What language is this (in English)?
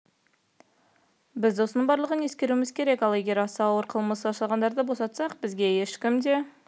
Kazakh